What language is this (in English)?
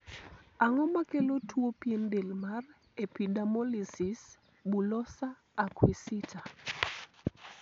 Luo (Kenya and Tanzania)